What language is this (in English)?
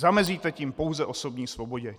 Czech